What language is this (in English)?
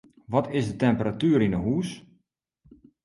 Western Frisian